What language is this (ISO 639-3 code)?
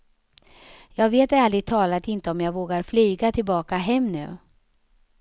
swe